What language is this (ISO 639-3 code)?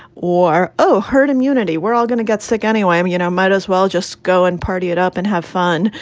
eng